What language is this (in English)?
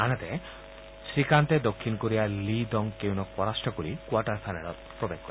Assamese